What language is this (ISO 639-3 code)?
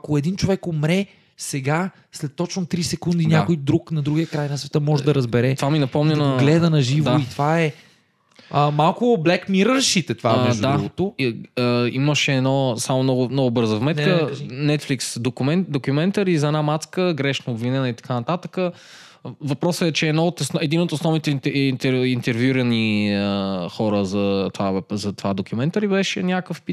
bul